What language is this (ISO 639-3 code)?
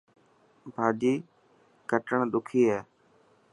mki